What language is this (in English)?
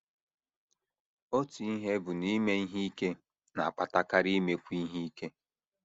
Igbo